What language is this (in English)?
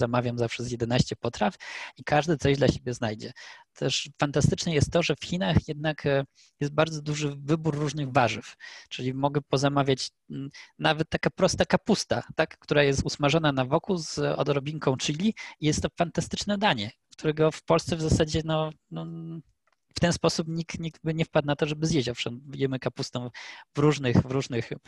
Polish